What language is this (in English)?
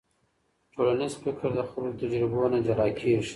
Pashto